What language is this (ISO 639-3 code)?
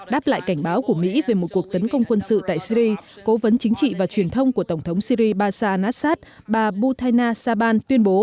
vie